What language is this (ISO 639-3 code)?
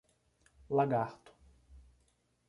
por